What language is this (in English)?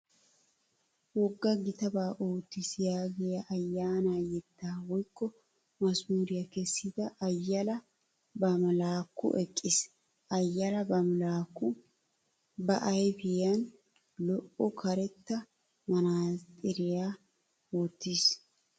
Wolaytta